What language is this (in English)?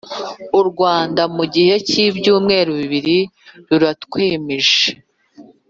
Kinyarwanda